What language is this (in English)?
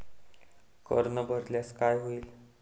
Marathi